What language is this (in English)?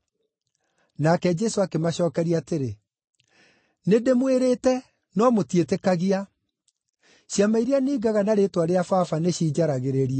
Kikuyu